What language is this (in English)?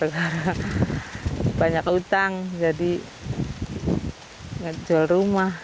Indonesian